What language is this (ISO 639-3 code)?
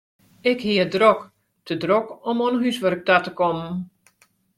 fry